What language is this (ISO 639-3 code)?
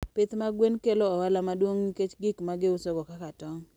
luo